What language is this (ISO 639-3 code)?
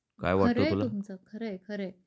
mar